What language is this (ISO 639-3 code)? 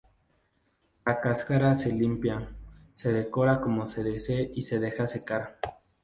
spa